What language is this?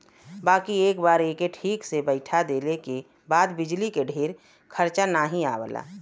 Bhojpuri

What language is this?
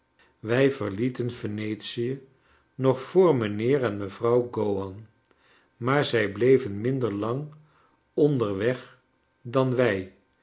Dutch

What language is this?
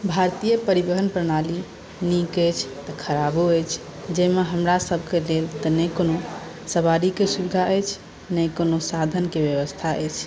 Maithili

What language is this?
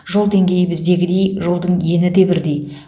Kazakh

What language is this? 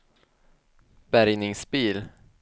Swedish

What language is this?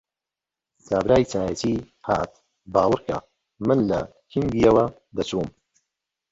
Central Kurdish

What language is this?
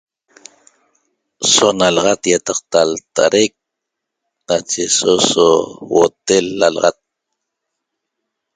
Toba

